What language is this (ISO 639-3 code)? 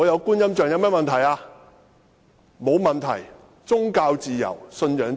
yue